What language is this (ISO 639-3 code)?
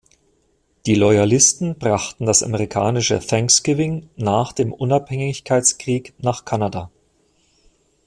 deu